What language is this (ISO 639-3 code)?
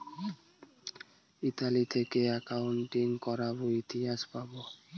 ben